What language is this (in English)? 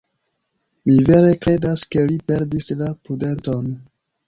Esperanto